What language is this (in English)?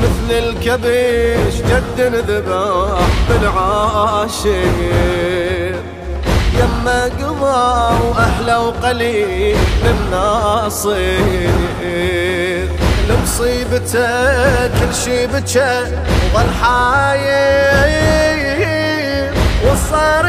Arabic